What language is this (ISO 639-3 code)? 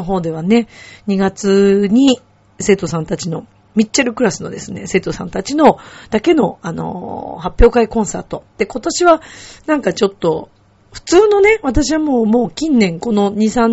jpn